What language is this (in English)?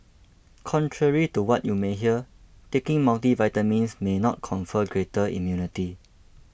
English